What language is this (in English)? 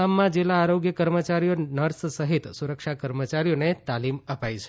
Gujarati